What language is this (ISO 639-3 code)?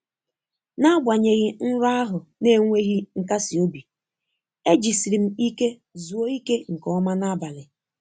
ibo